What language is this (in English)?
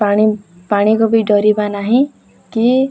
Odia